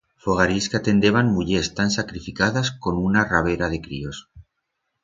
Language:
Aragonese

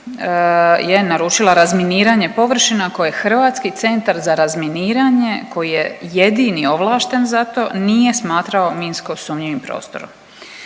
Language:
Croatian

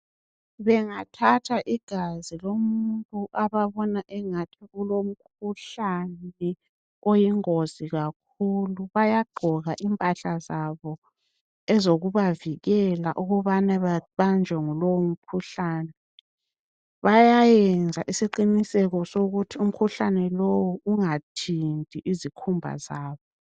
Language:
North Ndebele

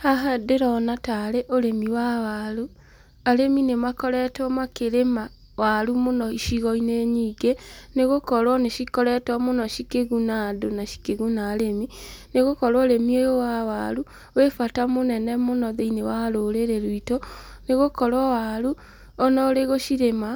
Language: Kikuyu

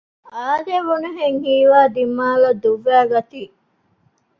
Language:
Divehi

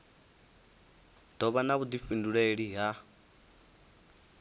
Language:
Venda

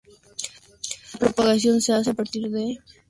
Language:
Spanish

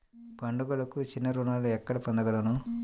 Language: Telugu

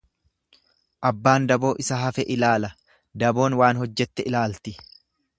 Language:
Oromo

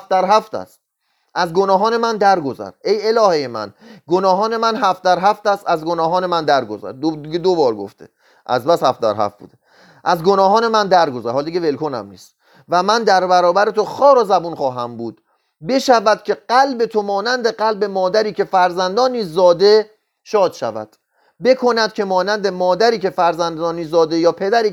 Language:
Persian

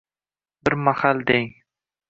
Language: Uzbek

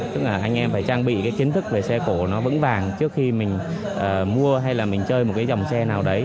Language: Vietnamese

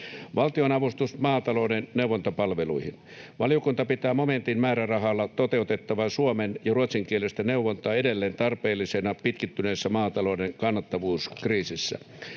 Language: Finnish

